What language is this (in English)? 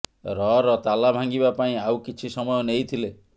Odia